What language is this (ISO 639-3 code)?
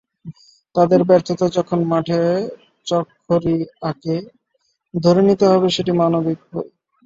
ben